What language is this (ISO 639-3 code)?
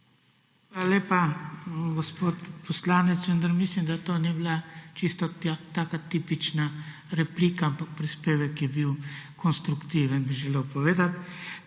slv